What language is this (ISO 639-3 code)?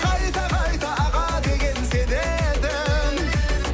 kaz